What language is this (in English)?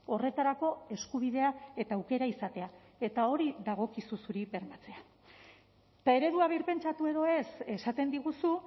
Basque